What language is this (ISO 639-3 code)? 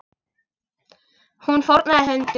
isl